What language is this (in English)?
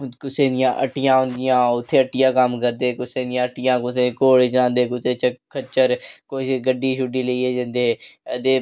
Dogri